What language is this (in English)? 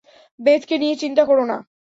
Bangla